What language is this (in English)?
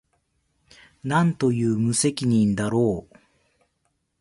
Japanese